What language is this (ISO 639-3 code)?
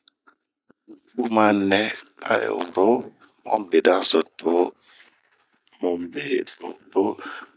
bmq